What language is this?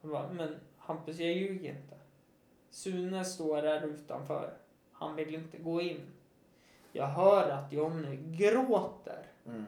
Swedish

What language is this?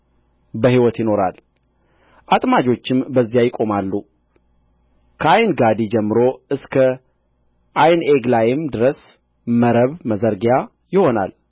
Amharic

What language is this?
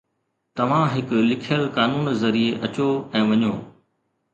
Sindhi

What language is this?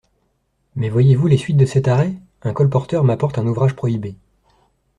French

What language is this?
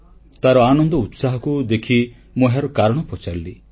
Odia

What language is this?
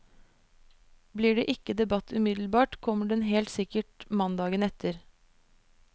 Norwegian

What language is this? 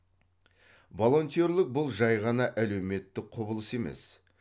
Kazakh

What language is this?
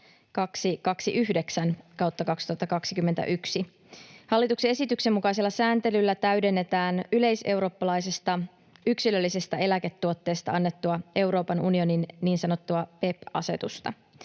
Finnish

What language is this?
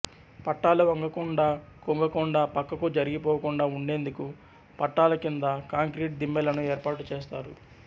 Telugu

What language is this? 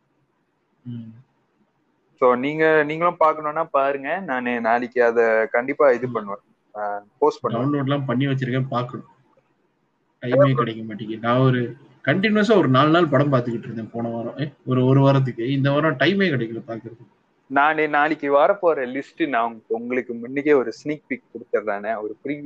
Tamil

